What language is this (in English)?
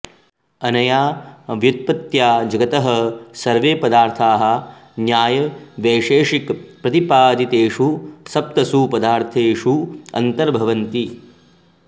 Sanskrit